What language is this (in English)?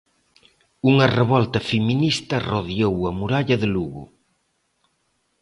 Galician